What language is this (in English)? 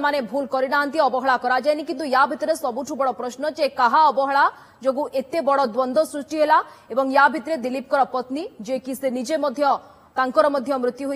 Hindi